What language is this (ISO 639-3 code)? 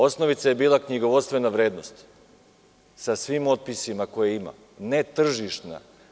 srp